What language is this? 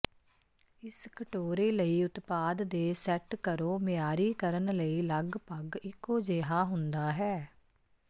Punjabi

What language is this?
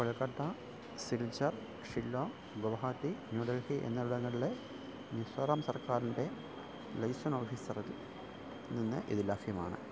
Malayalam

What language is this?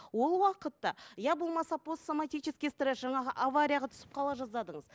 Kazakh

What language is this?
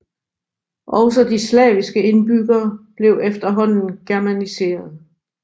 Danish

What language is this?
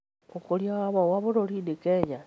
Kikuyu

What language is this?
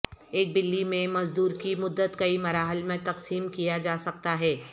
Urdu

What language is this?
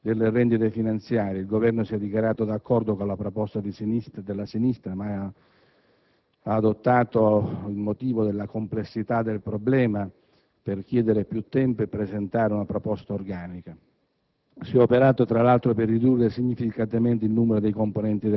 Italian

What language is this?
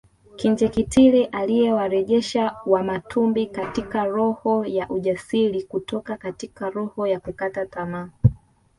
Swahili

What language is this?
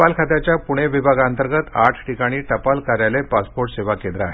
Marathi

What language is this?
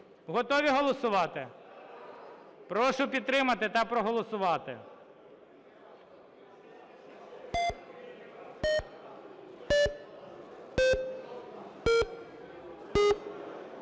Ukrainian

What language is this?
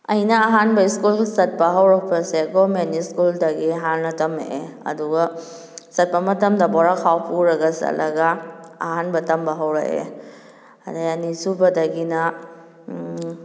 Manipuri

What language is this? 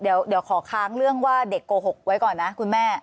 Thai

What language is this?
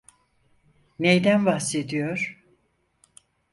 Turkish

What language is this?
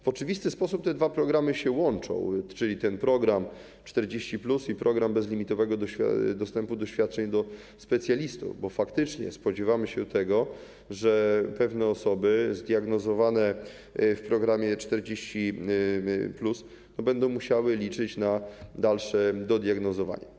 Polish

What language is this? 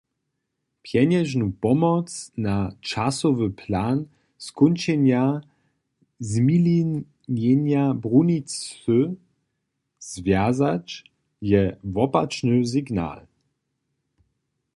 Upper Sorbian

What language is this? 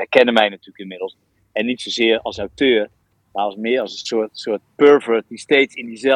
Dutch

